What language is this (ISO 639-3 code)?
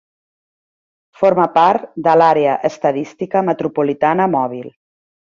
cat